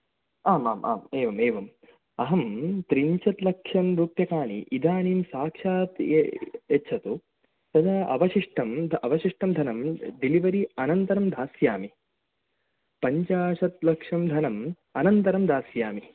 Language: Sanskrit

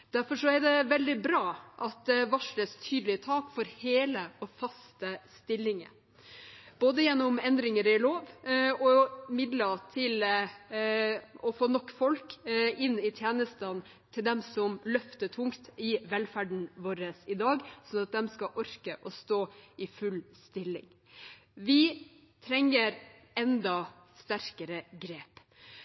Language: Norwegian Bokmål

